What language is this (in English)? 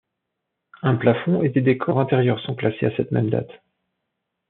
French